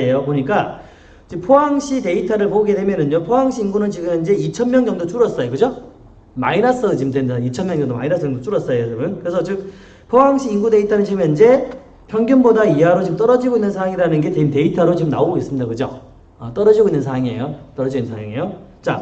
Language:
Korean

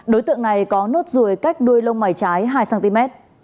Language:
Vietnamese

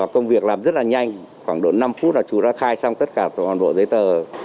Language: Vietnamese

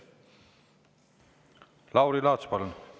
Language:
Estonian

